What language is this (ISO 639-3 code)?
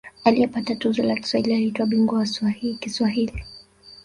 swa